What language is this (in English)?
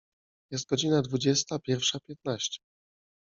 Polish